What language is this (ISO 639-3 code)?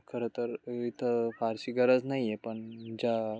mar